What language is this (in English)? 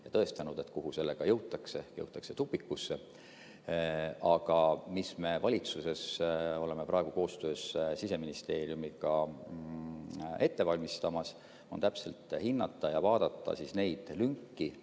Estonian